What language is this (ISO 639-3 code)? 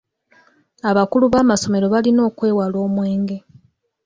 lug